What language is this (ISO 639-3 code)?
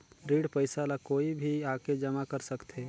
hne